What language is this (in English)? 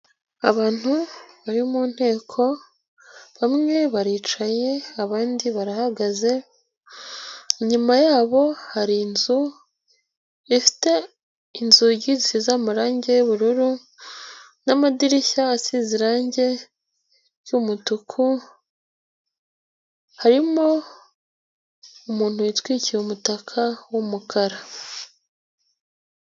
Kinyarwanda